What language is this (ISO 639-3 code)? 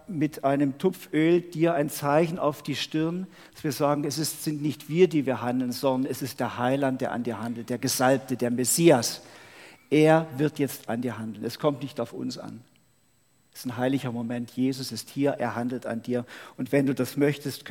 deu